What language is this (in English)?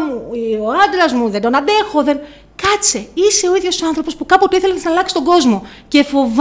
Greek